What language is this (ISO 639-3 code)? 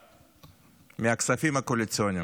heb